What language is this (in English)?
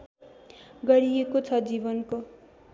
Nepali